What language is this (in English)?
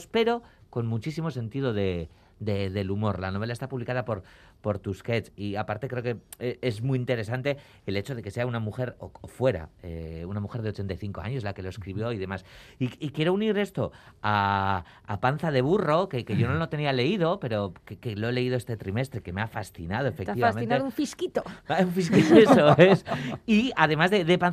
Spanish